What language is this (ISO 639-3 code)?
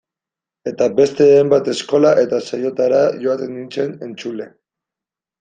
eus